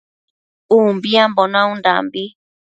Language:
Matsés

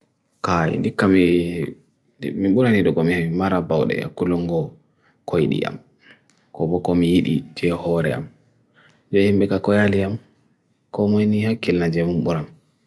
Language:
Bagirmi Fulfulde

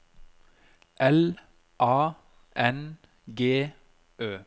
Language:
Norwegian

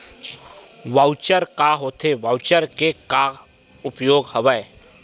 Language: Chhattisgarhi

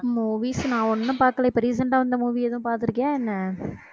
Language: Tamil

